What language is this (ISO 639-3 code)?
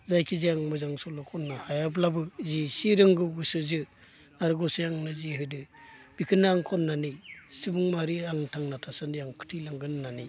brx